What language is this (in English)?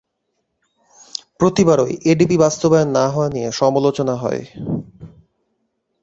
Bangla